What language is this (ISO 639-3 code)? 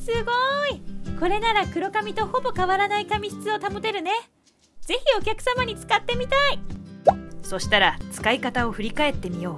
jpn